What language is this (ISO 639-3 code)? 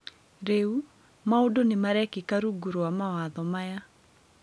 kik